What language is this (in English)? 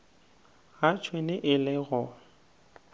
Northern Sotho